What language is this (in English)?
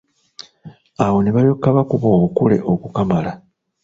Ganda